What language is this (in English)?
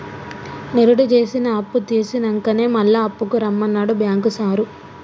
Telugu